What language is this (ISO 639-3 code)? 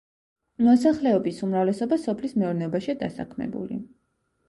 kat